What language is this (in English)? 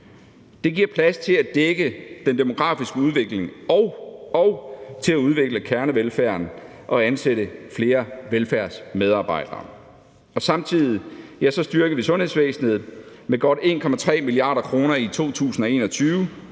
Danish